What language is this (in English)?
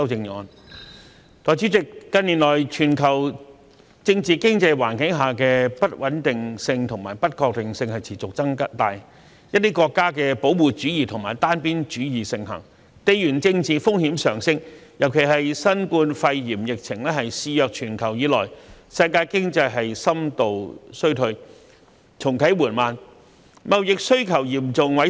Cantonese